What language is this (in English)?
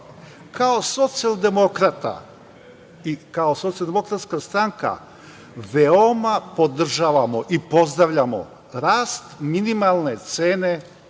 Serbian